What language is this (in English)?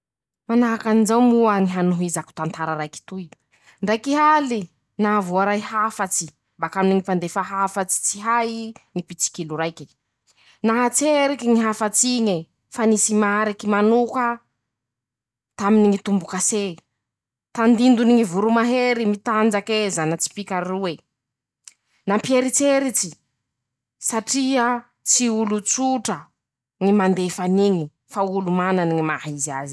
Masikoro Malagasy